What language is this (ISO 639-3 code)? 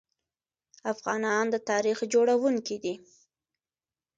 pus